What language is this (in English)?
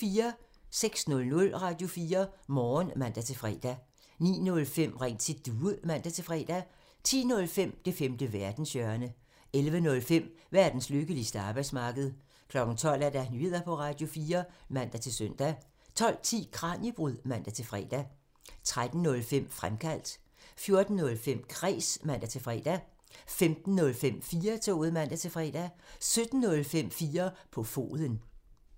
Danish